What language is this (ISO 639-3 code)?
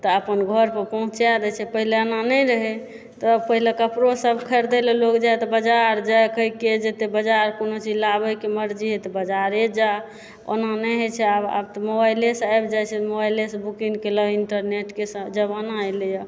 mai